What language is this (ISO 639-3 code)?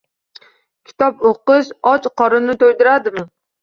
uzb